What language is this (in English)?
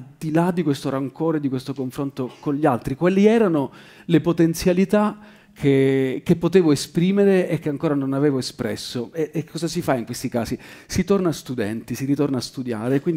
Italian